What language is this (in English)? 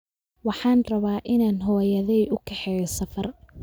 Somali